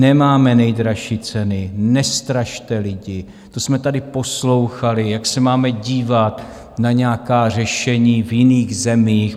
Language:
Czech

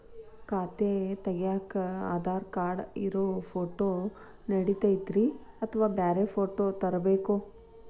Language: Kannada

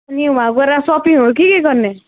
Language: Nepali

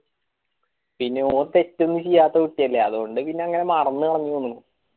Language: Malayalam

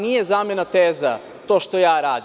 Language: Serbian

